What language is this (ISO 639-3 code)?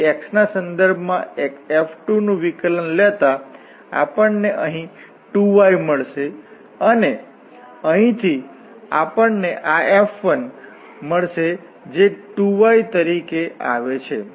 guj